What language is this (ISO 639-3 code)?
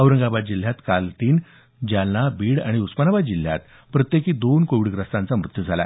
mar